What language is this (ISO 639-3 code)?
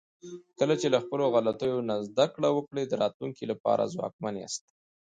pus